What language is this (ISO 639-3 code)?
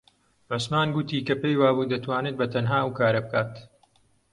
ckb